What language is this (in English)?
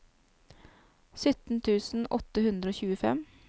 Norwegian